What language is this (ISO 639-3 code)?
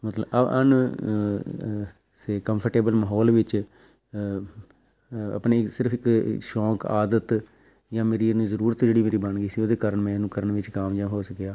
pan